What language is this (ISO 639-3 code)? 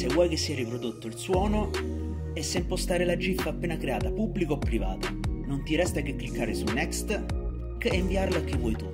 ita